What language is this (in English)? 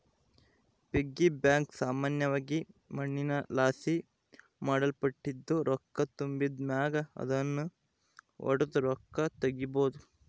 Kannada